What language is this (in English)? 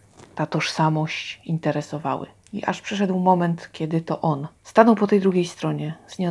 Polish